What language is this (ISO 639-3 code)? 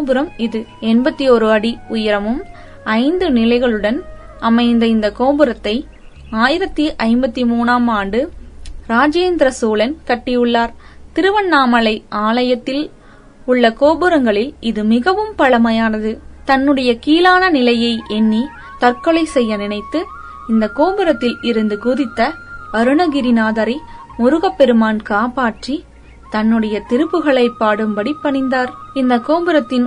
tam